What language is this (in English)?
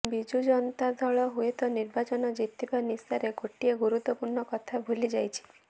Odia